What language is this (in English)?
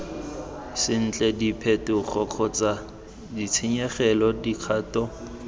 Tswana